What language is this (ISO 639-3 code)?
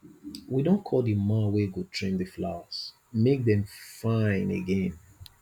pcm